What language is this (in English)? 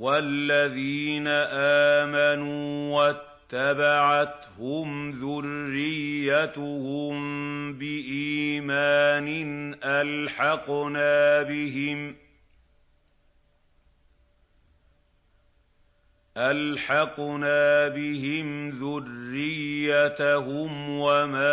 Arabic